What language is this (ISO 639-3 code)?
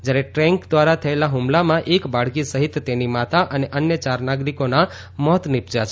guj